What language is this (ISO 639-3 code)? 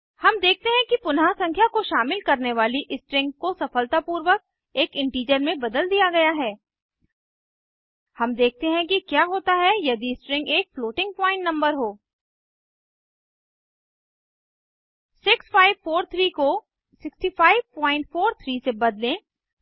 hin